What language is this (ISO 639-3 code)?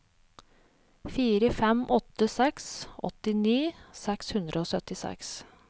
nor